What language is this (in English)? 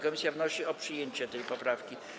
Polish